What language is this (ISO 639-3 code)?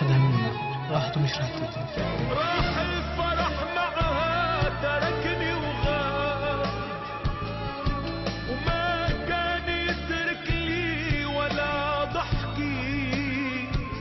ara